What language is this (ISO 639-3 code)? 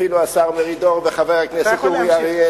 heb